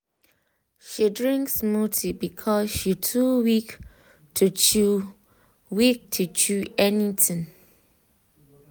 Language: Nigerian Pidgin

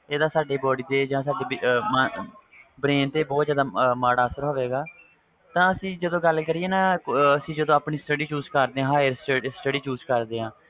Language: Punjabi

